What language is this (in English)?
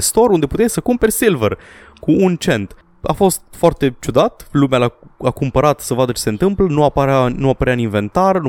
Romanian